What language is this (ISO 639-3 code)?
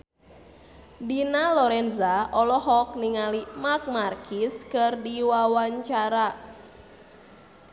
sun